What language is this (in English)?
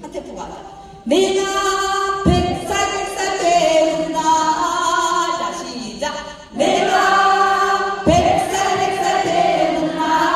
Korean